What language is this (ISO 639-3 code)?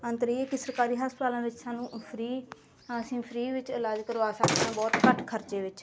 pan